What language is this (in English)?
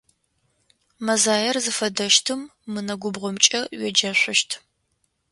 Adyghe